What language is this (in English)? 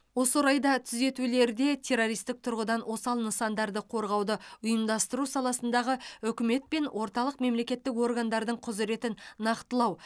Kazakh